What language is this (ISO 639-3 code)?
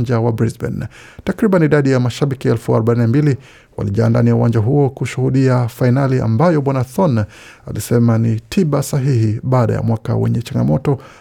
swa